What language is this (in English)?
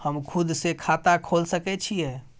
Maithili